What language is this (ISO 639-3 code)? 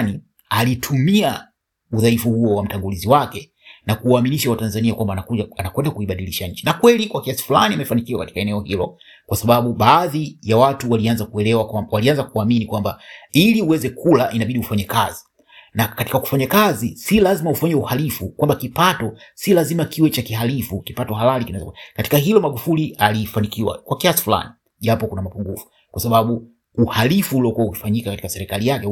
swa